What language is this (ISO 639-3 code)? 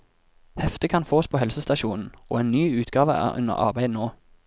nor